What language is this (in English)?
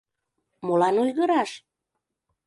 Mari